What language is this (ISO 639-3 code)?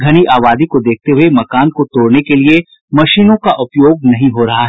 hin